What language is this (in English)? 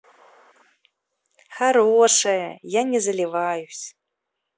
Russian